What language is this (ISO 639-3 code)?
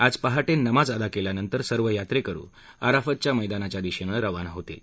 mar